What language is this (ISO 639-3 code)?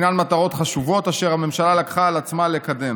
heb